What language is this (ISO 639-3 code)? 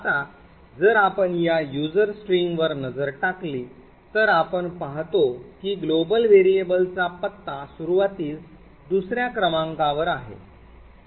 mar